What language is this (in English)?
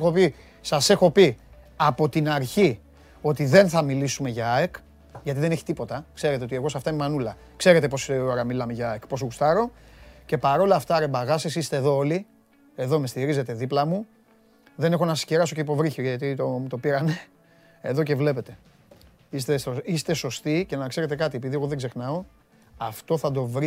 Greek